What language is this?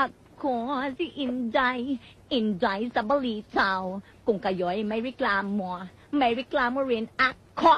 Filipino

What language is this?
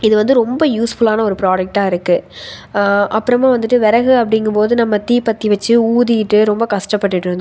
Tamil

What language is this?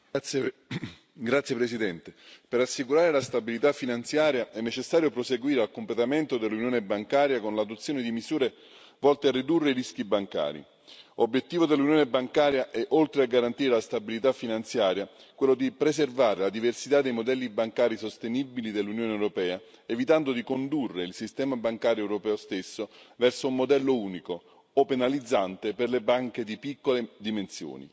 Italian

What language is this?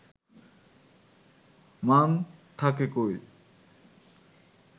Bangla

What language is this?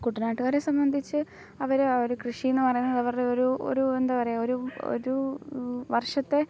Malayalam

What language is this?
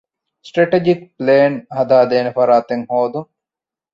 Divehi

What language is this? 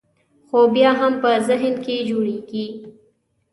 Pashto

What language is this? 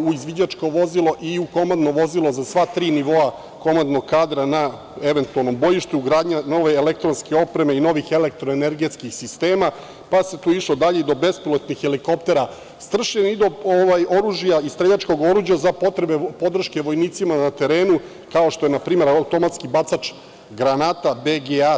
Serbian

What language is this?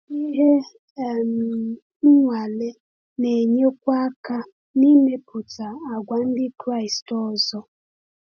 Igbo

